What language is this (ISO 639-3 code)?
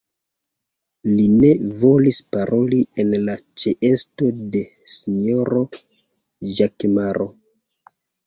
epo